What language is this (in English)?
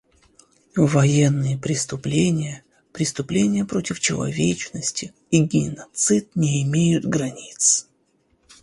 Russian